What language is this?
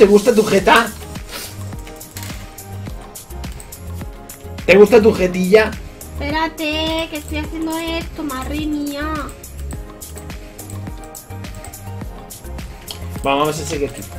Spanish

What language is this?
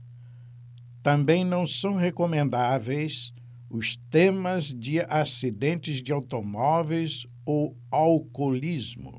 Portuguese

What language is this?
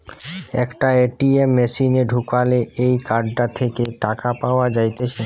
Bangla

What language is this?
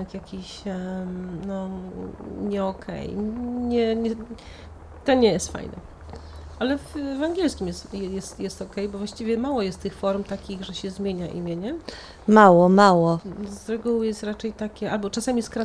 Polish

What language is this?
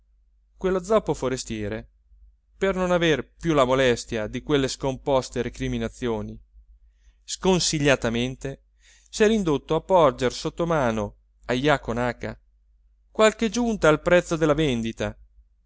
Italian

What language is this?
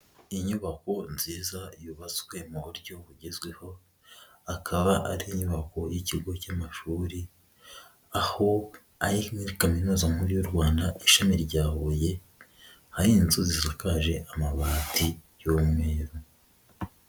Kinyarwanda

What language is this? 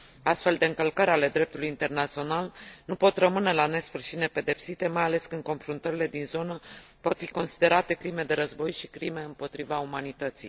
Romanian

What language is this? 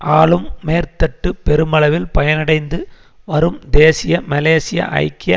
Tamil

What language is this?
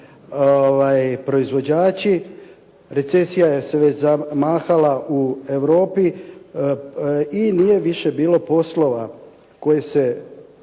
Croatian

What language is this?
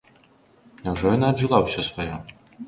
Belarusian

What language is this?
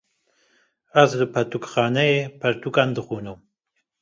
Kurdish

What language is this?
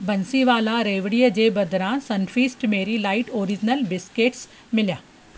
Sindhi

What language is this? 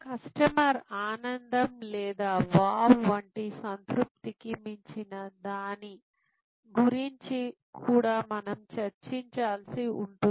Telugu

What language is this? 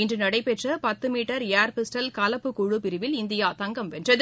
Tamil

